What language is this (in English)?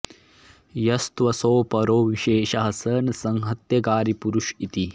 Sanskrit